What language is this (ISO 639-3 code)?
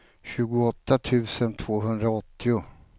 swe